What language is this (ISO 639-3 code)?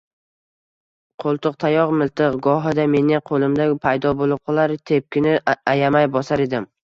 uzb